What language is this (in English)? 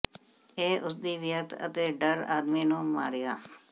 Punjabi